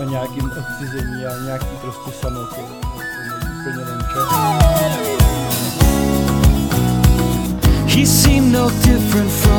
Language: Czech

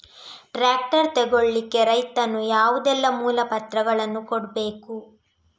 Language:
Kannada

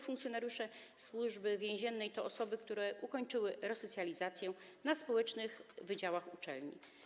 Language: Polish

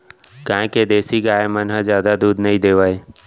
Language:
Chhattisgarhi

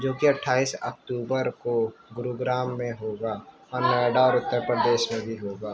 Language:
Urdu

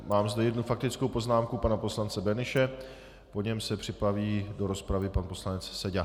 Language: Czech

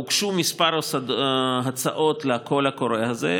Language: Hebrew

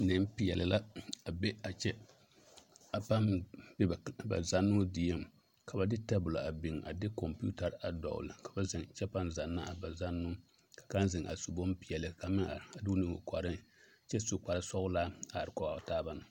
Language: Southern Dagaare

